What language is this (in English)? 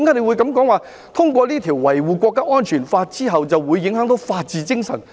Cantonese